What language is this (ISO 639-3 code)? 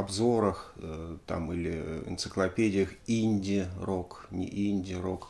rus